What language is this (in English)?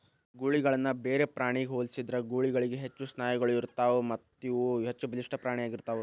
Kannada